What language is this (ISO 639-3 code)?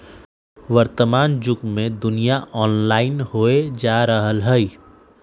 mag